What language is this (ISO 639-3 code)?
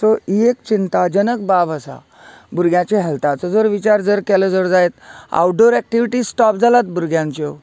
kok